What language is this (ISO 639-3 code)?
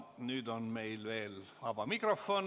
est